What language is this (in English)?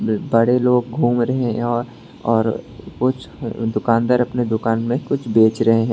Hindi